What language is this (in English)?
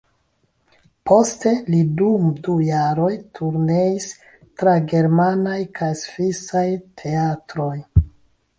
Esperanto